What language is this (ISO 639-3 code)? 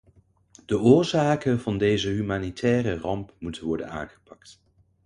nld